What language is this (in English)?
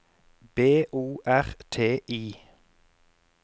Norwegian